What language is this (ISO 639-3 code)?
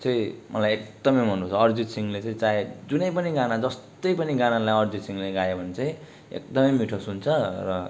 nep